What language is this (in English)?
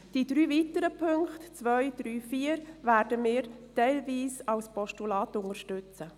Swiss German